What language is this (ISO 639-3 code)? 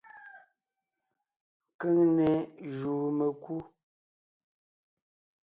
nnh